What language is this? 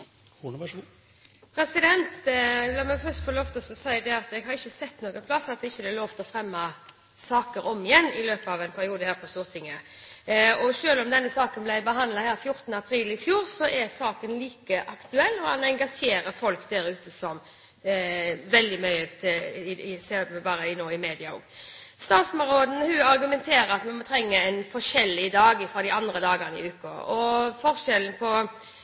Norwegian Bokmål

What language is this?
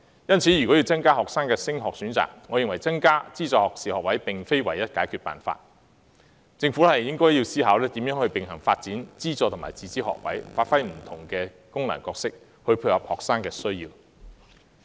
Cantonese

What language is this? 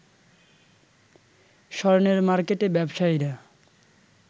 Bangla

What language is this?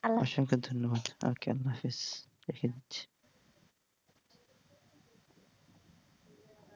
Bangla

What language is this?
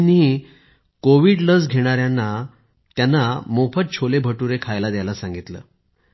Marathi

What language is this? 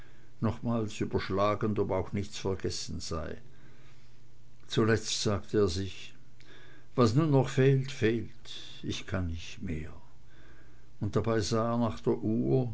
German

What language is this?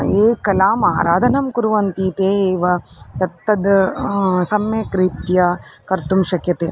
Sanskrit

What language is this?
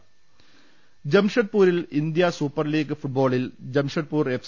Malayalam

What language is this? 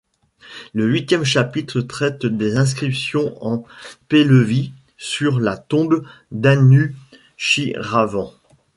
French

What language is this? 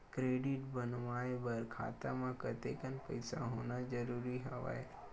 Chhattisgarhi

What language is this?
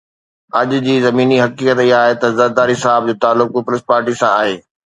Sindhi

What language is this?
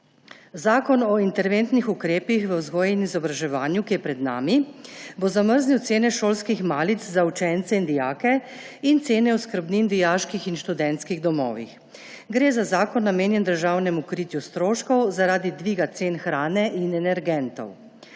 Slovenian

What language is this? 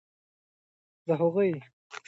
Pashto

